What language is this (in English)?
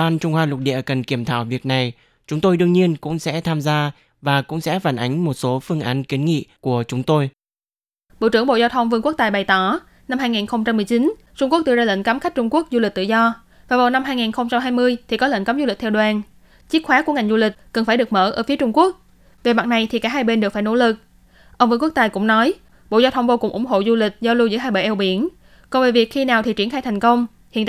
Vietnamese